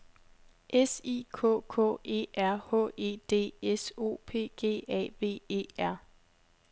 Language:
Danish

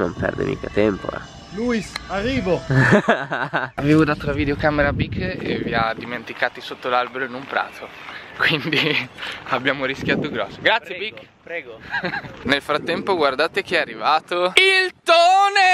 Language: Italian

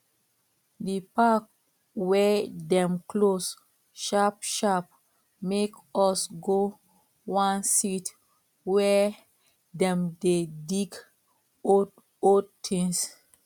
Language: Nigerian Pidgin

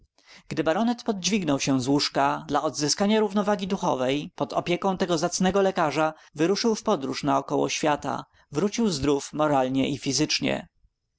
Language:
Polish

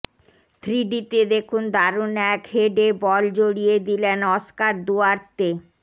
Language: Bangla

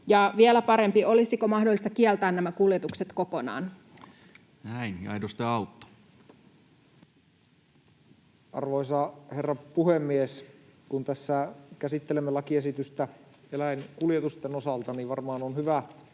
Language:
Finnish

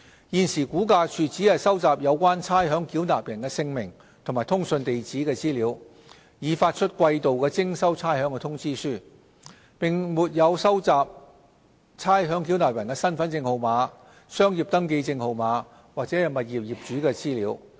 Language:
Cantonese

